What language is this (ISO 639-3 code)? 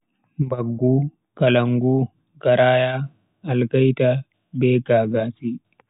fui